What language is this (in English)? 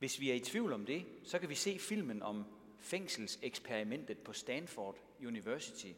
Danish